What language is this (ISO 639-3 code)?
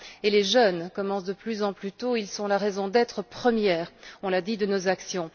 fra